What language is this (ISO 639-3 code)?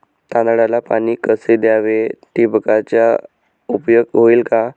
mar